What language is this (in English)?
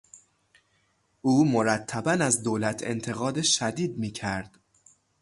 Persian